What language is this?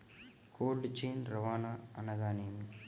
Telugu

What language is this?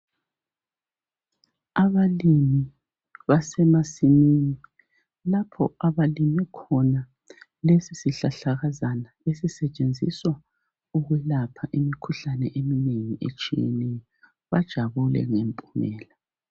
North Ndebele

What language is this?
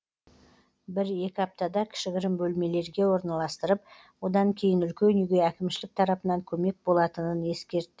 Kazakh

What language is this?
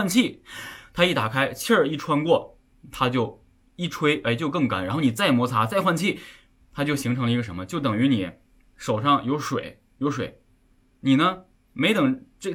Chinese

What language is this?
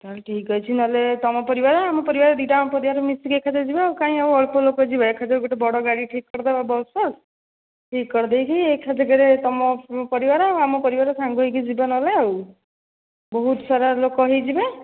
Odia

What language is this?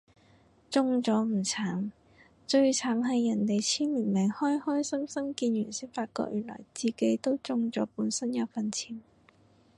Cantonese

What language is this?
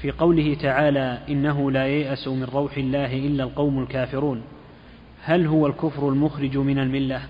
Arabic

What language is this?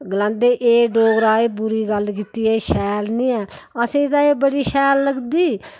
Dogri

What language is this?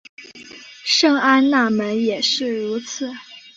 Chinese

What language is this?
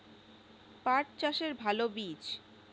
Bangla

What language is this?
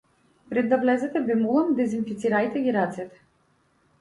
Macedonian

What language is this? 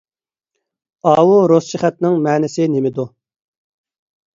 Uyghur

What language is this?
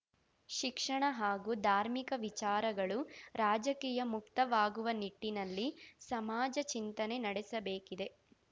Kannada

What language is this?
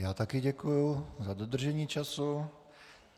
Czech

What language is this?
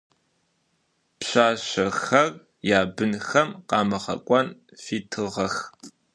Adyghe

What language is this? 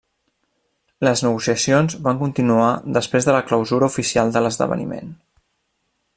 Catalan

